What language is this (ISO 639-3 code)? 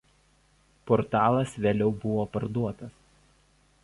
lit